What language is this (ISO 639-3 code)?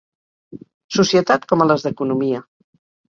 cat